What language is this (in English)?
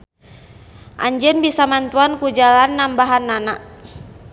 Sundanese